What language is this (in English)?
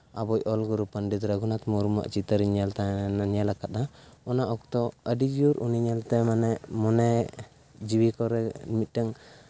Santali